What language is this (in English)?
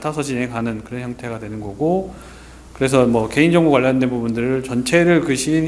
Korean